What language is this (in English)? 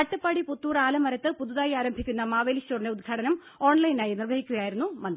Malayalam